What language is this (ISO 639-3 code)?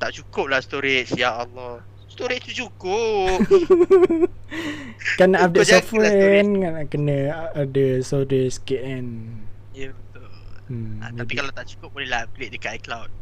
msa